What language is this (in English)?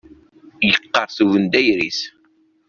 Kabyle